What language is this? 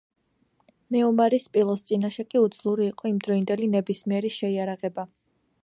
Georgian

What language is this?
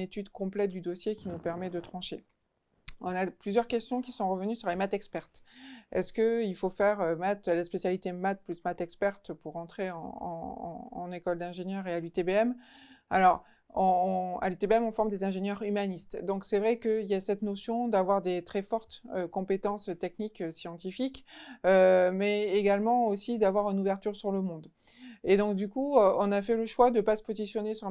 French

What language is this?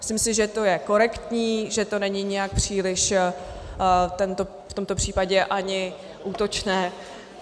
Czech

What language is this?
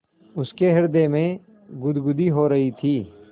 Hindi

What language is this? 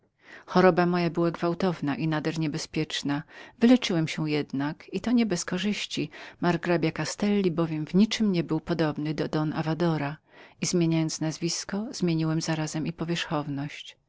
Polish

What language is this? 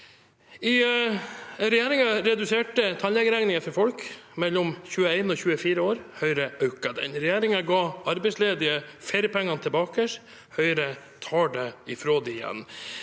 Norwegian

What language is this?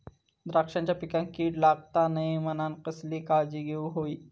Marathi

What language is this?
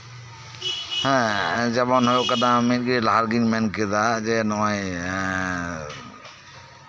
Santali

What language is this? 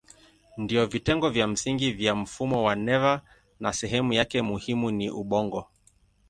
Swahili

